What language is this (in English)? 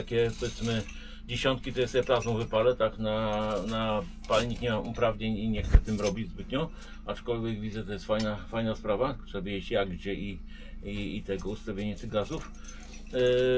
Polish